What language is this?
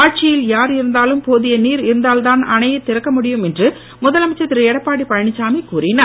Tamil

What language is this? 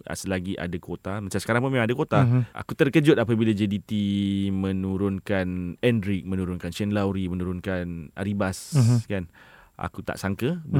Malay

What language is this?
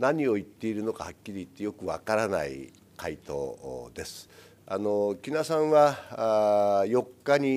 Japanese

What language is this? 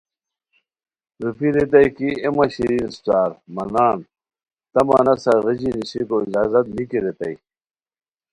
Khowar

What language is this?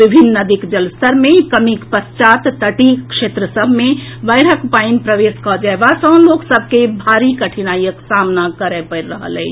Maithili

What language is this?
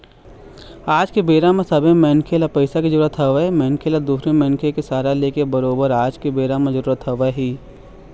Chhattisgarhi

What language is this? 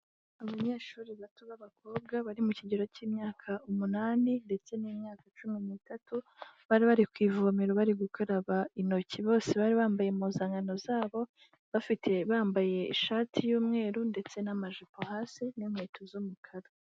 Kinyarwanda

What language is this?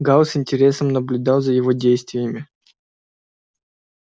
Russian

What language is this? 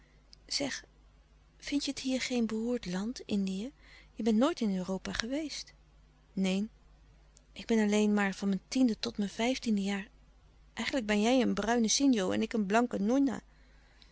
Dutch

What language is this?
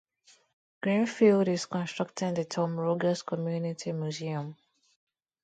English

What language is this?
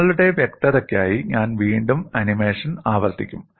Malayalam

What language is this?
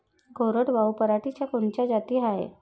Marathi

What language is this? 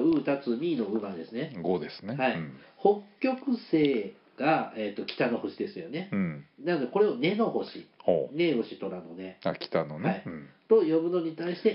Japanese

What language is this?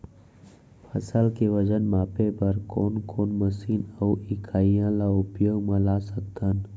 Chhattisgarhi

